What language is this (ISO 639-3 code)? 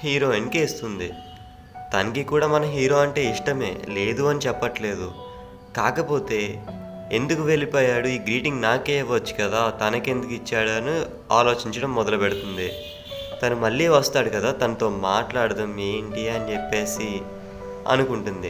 tel